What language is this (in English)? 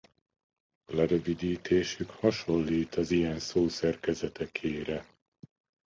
Hungarian